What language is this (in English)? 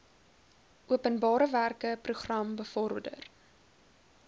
Afrikaans